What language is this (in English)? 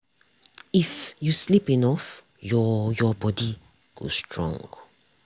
Nigerian Pidgin